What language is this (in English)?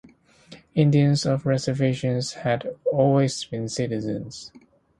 English